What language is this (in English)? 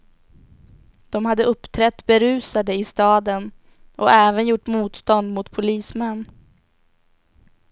Swedish